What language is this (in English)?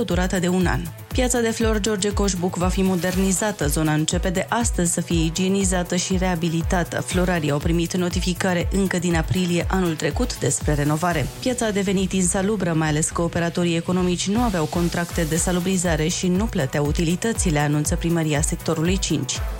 Romanian